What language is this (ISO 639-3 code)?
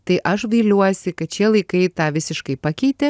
lit